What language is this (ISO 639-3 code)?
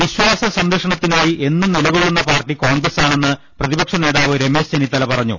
mal